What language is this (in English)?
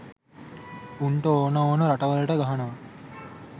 Sinhala